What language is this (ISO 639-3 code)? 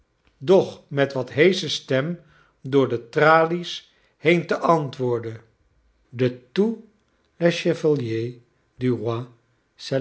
nld